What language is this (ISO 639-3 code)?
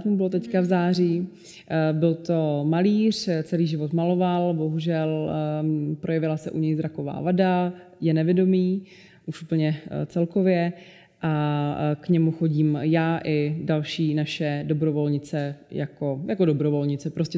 ces